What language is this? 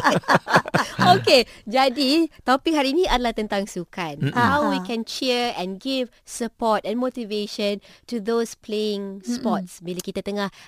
Malay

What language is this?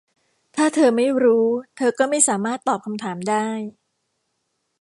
Thai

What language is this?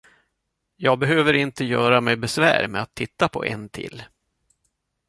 Swedish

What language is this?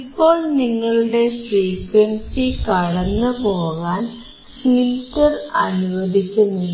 Malayalam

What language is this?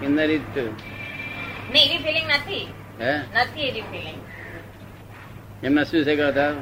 Gujarati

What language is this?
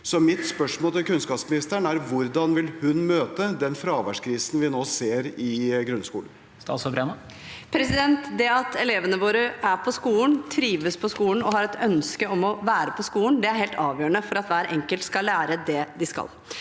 Norwegian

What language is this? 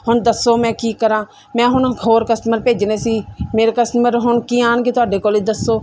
Punjabi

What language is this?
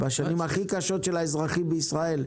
Hebrew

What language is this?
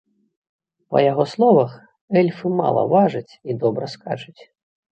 Belarusian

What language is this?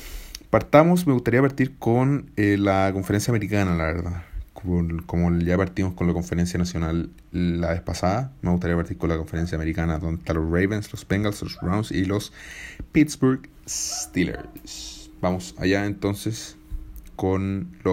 Spanish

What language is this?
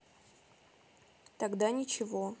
Russian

